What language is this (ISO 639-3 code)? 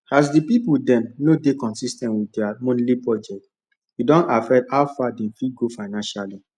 pcm